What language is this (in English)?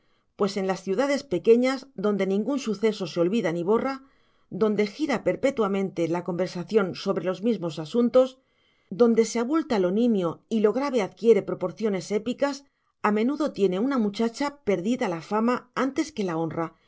Spanish